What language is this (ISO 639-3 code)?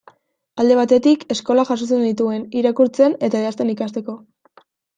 eus